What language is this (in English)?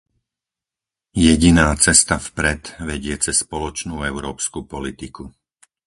Slovak